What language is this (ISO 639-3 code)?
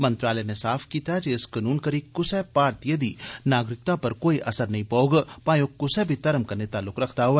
doi